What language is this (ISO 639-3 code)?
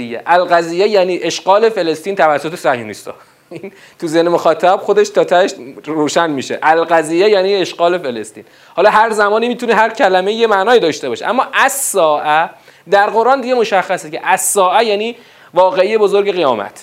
fas